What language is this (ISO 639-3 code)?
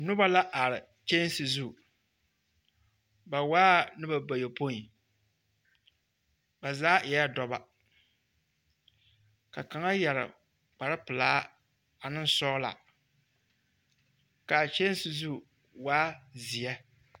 dga